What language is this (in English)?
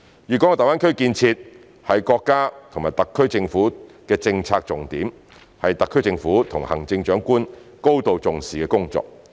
Cantonese